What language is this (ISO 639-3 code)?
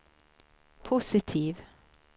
swe